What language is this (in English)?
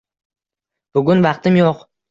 Uzbek